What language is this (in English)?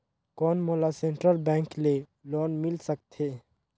Chhattisgarhi